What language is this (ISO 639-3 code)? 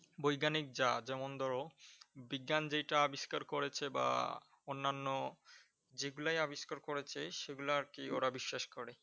ben